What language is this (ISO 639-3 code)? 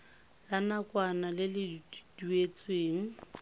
tsn